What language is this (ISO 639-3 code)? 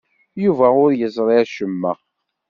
kab